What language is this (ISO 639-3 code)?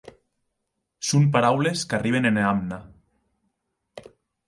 oci